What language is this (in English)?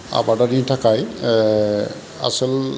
Bodo